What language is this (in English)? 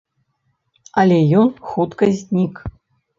Belarusian